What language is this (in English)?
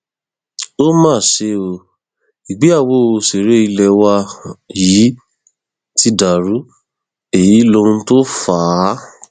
Yoruba